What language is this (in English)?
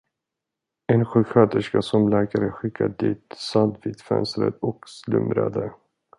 Swedish